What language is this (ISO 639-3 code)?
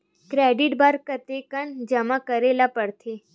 hne